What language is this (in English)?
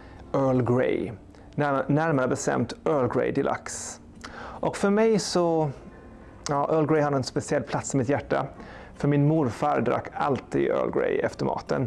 Swedish